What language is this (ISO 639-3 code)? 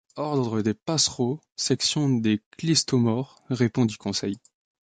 fra